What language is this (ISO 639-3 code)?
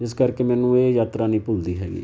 pan